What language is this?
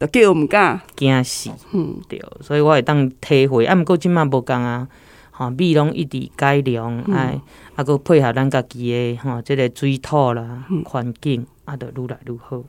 Chinese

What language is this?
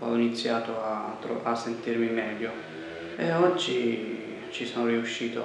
Italian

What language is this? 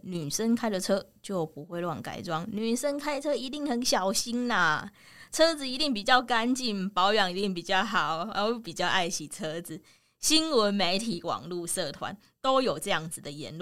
Chinese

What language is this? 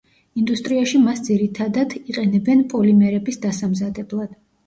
Georgian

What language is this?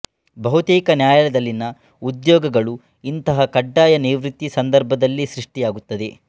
Kannada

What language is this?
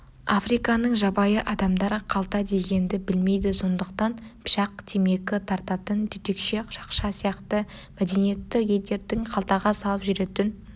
Kazakh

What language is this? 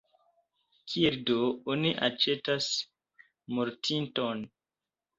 Esperanto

